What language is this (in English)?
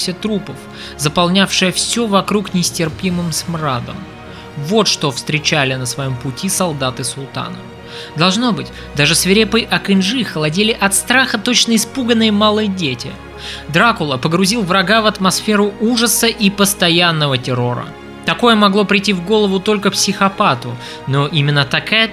Russian